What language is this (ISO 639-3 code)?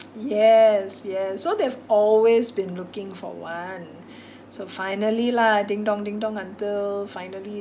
eng